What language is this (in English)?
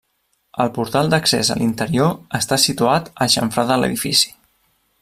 Catalan